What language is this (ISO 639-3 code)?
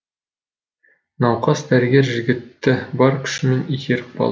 kaz